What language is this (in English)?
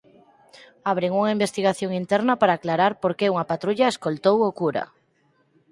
Galician